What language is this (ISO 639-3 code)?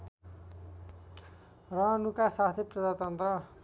nep